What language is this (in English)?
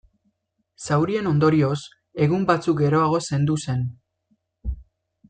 Basque